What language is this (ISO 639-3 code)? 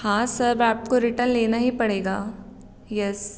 hin